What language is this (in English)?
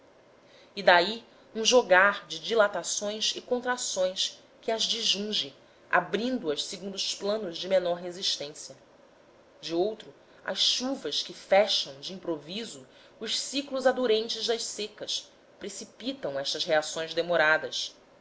Portuguese